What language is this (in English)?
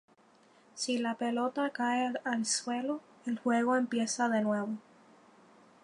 Spanish